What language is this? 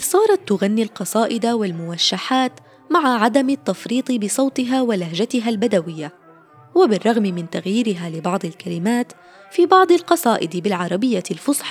Arabic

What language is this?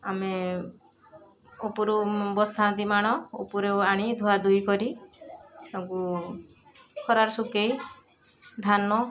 Odia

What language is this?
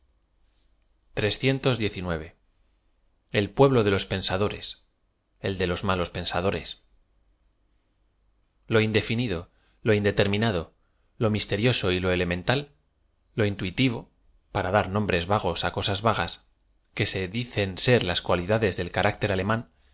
Spanish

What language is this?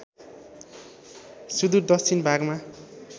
Nepali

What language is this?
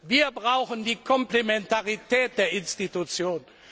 German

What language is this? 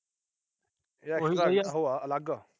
Punjabi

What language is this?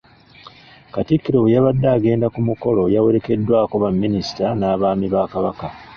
Ganda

